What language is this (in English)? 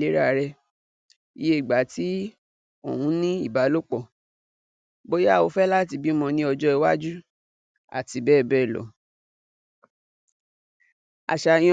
Yoruba